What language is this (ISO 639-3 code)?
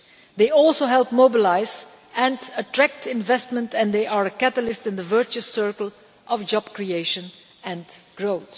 eng